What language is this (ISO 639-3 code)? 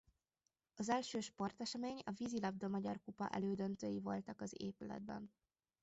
hun